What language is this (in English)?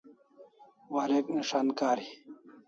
Kalasha